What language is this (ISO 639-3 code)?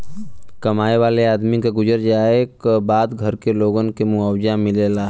bho